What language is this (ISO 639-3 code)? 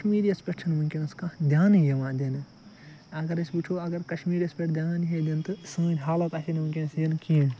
kas